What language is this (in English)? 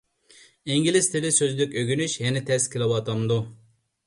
Uyghur